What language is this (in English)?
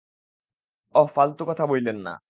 Bangla